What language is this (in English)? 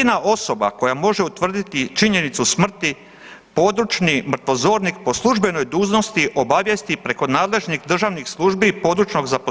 Croatian